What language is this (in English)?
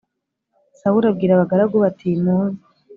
Kinyarwanda